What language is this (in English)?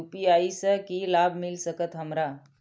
Maithili